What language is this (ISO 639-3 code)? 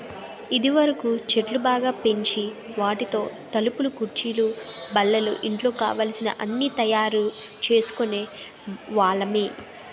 tel